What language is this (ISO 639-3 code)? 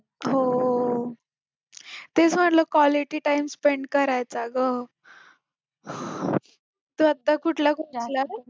mar